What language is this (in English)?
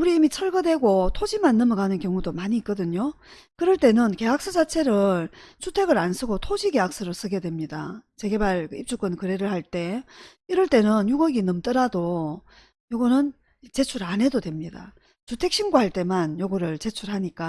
Korean